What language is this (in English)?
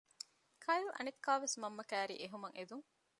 Divehi